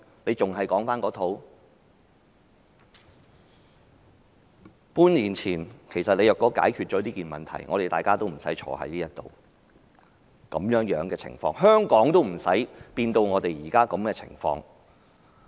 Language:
Cantonese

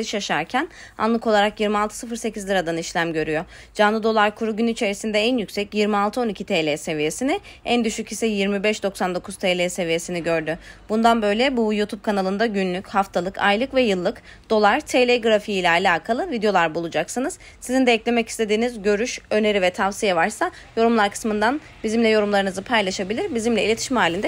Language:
Turkish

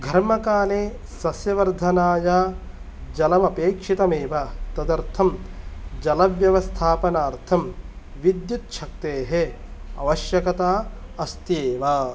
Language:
Sanskrit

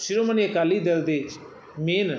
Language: Punjabi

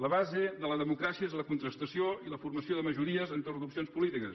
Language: Catalan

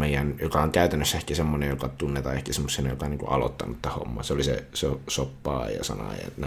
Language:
Finnish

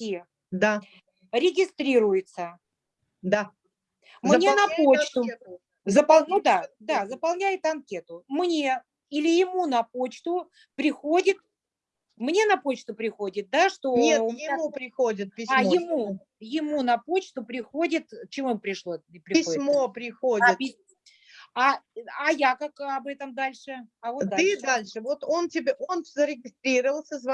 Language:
Russian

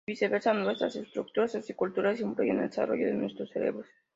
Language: Spanish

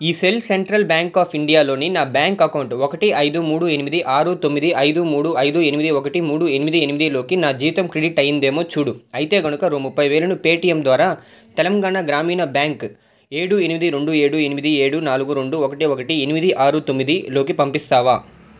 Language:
Telugu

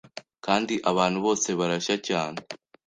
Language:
Kinyarwanda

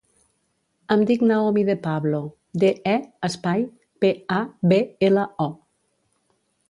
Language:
Catalan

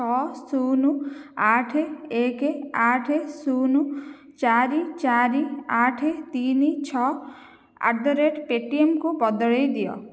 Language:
Odia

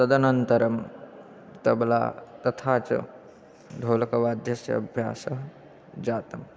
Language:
Sanskrit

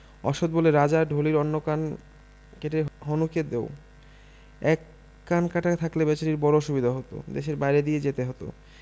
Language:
Bangla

